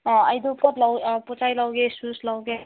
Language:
Manipuri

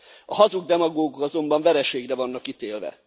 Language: Hungarian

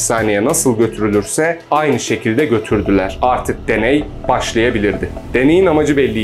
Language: Turkish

